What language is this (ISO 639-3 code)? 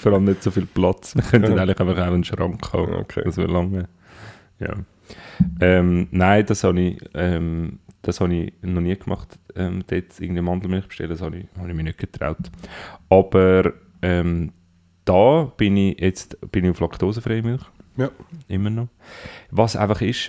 deu